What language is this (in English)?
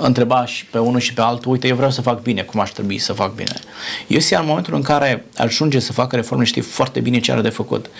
Romanian